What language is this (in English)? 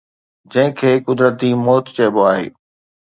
Sindhi